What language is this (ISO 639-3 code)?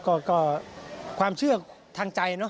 tha